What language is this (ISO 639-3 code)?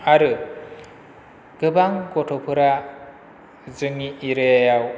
brx